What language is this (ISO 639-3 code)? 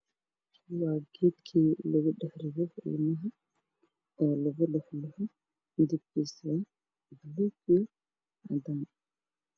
som